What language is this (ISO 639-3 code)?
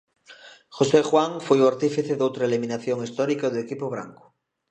glg